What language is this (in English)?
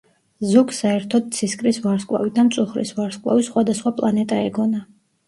Georgian